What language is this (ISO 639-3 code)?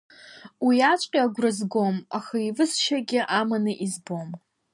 abk